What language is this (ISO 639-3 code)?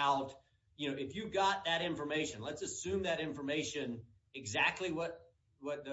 eng